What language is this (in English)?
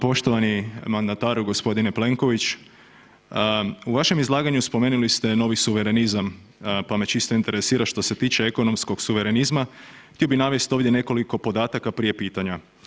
Croatian